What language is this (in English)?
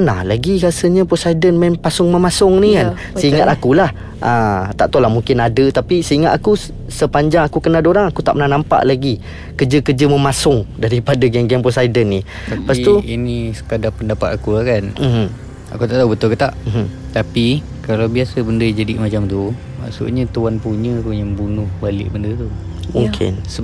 Malay